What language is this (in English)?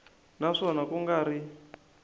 Tsonga